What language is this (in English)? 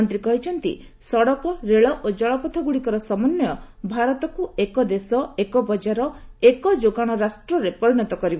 Odia